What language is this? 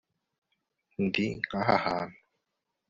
Kinyarwanda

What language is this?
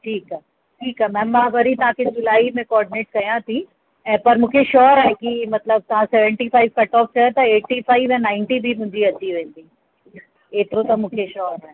Sindhi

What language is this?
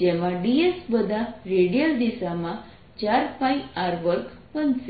Gujarati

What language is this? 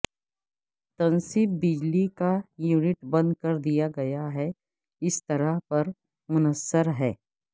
Urdu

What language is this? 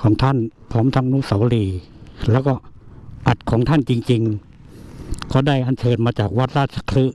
Thai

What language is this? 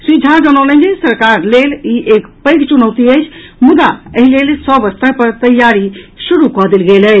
Maithili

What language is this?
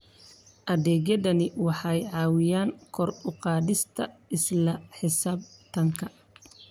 Somali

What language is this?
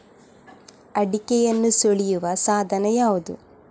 Kannada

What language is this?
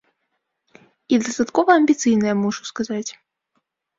Belarusian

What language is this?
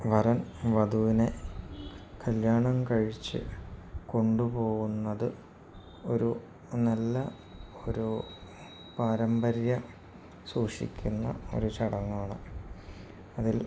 Malayalam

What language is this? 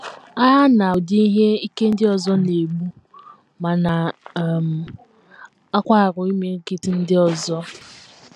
Igbo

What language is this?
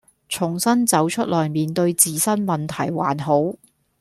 Cantonese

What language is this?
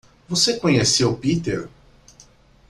Portuguese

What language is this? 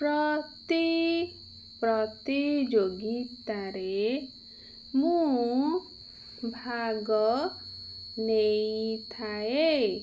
Odia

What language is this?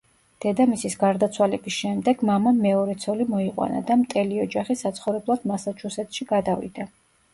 Georgian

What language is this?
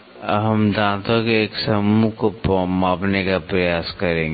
Hindi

